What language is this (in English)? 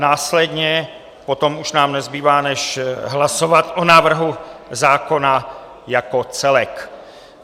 Czech